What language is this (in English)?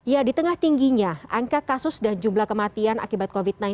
Indonesian